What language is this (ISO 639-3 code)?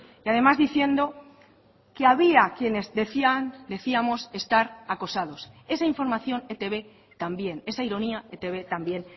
spa